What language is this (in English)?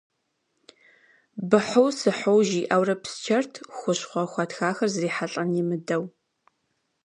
Kabardian